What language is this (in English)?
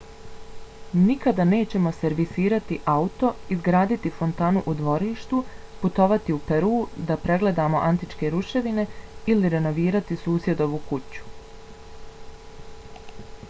Bosnian